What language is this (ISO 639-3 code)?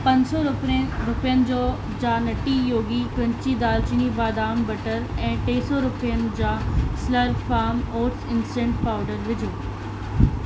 snd